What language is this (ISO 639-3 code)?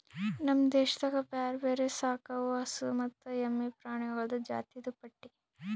kan